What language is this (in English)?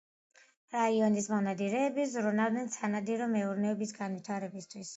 Georgian